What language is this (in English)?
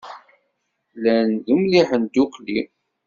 Kabyle